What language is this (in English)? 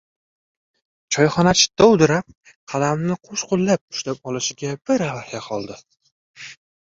Uzbek